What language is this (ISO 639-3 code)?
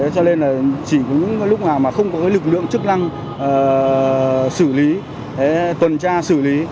vie